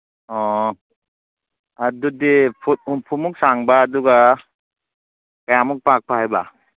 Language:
Manipuri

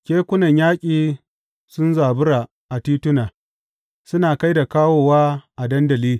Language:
Hausa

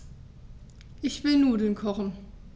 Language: German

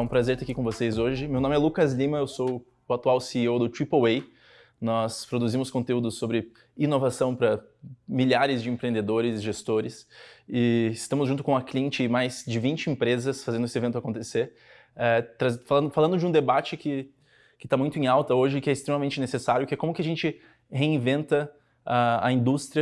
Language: Portuguese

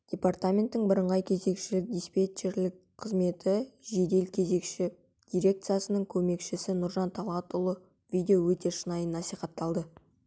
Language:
Kazakh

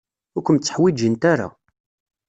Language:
Kabyle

